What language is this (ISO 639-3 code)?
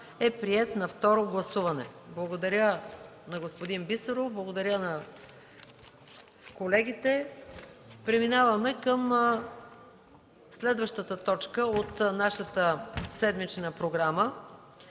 bul